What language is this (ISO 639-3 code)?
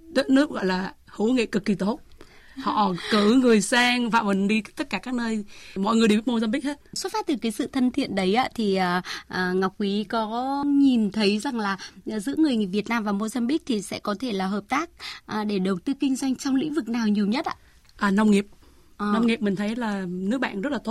vie